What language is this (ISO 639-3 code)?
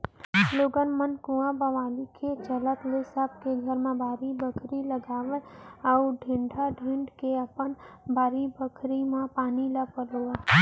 hne